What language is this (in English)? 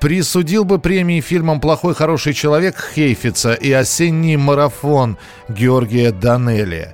Russian